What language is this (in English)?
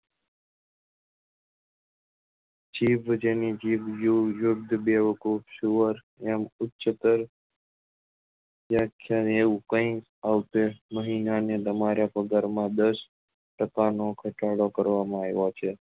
Gujarati